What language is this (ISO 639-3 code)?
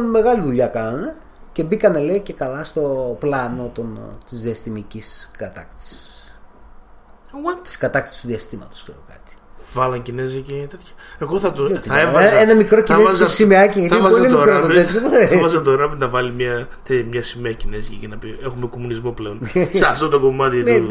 ell